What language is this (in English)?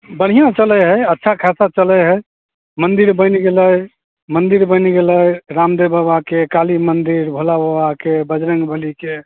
Maithili